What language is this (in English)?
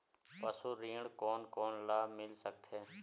Chhattisgarhi